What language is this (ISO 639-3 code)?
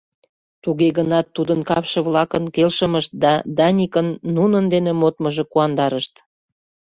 chm